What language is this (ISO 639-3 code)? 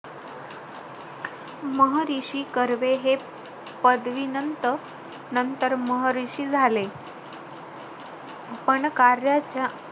mar